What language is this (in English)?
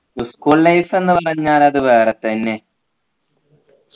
Malayalam